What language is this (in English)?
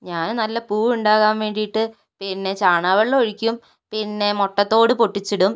Malayalam